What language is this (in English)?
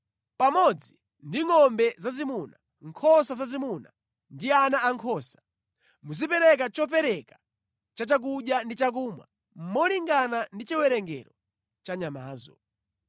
Nyanja